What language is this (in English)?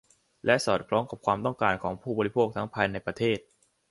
Thai